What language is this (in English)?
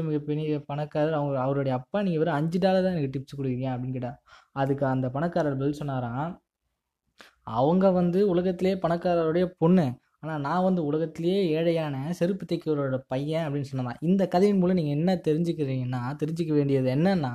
Tamil